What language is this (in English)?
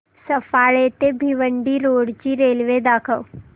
Marathi